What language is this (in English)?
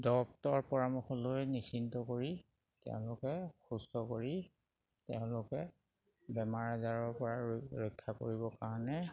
Assamese